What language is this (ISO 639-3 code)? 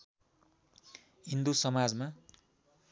nep